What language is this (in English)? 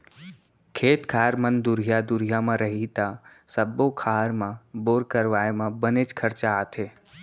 Chhattisgarhi